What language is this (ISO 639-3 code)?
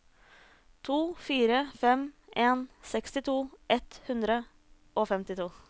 nor